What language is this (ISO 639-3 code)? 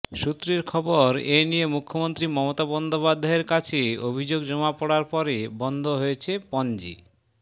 ben